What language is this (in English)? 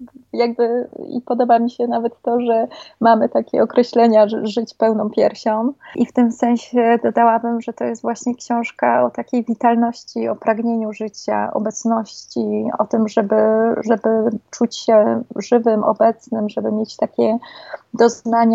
Polish